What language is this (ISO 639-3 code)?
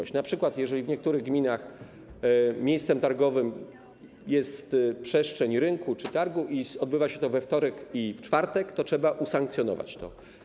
pol